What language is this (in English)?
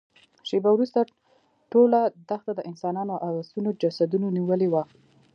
Pashto